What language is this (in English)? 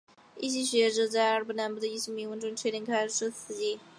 Chinese